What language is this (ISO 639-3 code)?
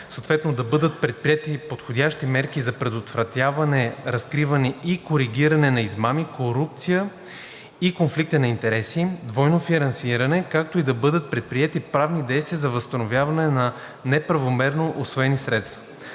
bul